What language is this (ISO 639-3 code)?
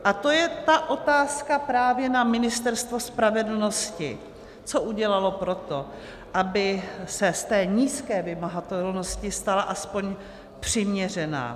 ces